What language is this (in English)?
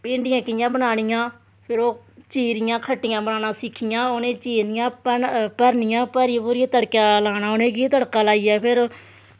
Dogri